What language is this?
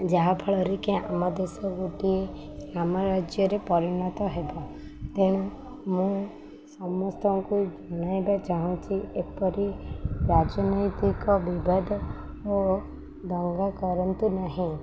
Odia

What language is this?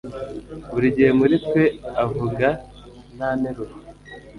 Kinyarwanda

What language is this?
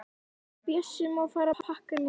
Icelandic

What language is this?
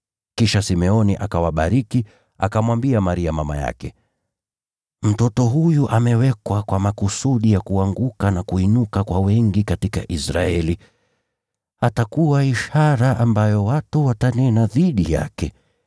Swahili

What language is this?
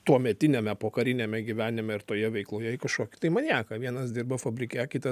Lithuanian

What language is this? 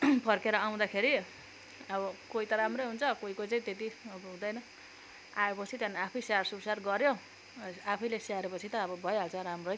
Nepali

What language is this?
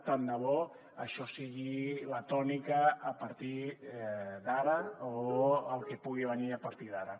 Catalan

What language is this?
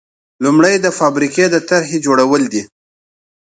Pashto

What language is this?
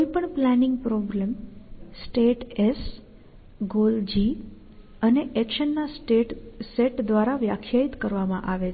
Gujarati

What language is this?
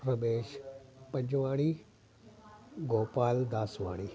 Sindhi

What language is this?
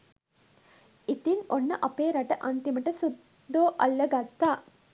Sinhala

